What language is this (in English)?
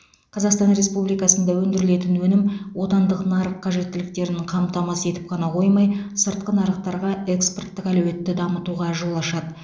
Kazakh